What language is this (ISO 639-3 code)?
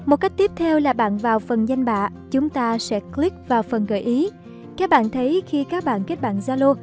vie